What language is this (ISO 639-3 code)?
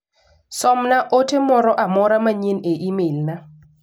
luo